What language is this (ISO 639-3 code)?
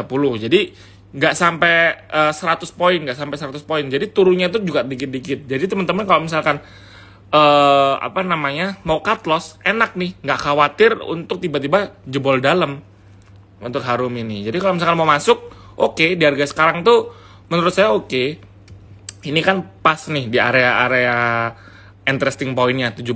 ind